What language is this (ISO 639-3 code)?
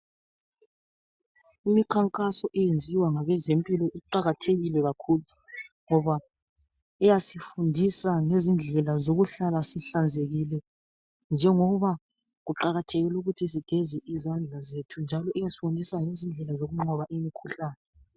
nde